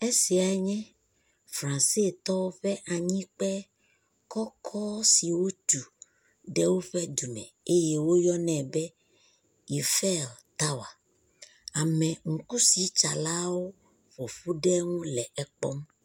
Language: Ewe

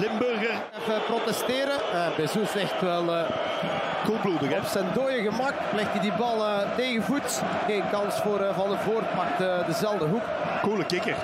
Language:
Dutch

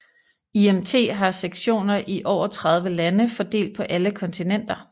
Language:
Danish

